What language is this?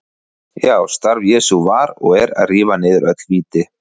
Icelandic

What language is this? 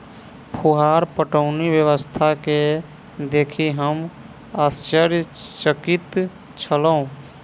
Maithili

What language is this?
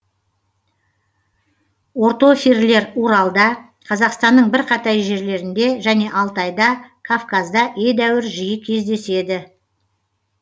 Kazakh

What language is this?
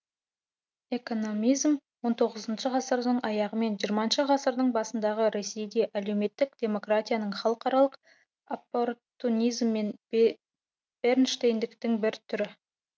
Kazakh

